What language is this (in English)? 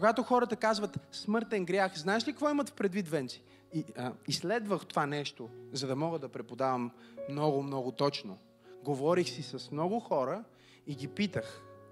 Bulgarian